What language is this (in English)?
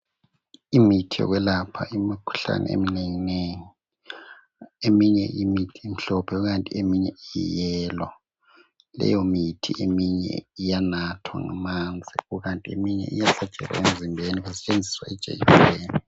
North Ndebele